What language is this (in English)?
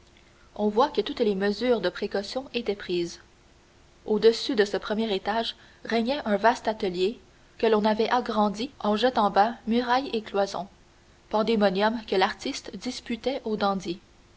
French